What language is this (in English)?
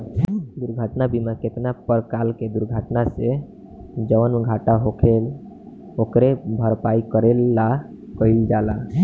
Bhojpuri